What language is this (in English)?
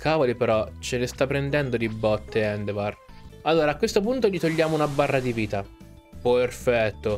Italian